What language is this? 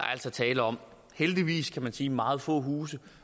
Danish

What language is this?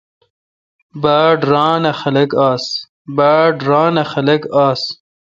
Kalkoti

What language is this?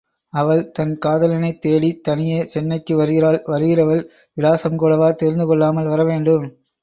Tamil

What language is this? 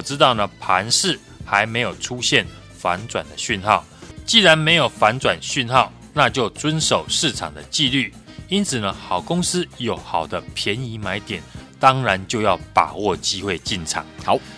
Chinese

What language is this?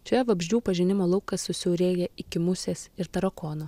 Lithuanian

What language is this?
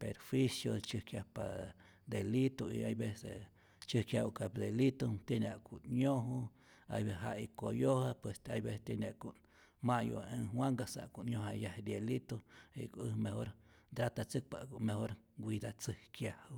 Rayón Zoque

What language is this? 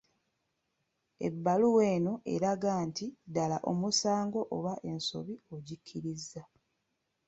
Ganda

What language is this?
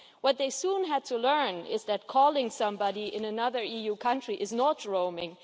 English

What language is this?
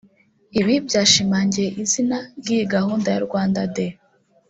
Kinyarwanda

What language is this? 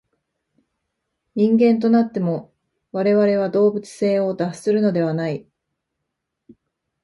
Japanese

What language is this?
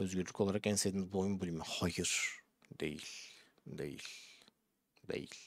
Turkish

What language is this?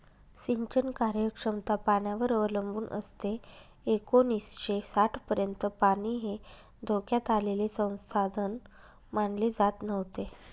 Marathi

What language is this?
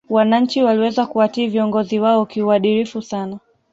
Swahili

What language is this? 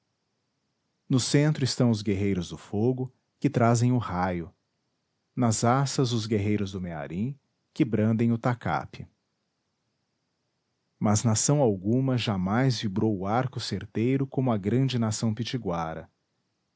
Portuguese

